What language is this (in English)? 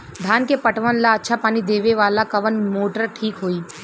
Bhojpuri